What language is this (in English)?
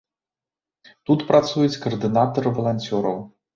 Belarusian